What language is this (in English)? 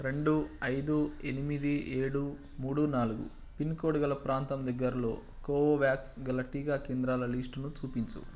Telugu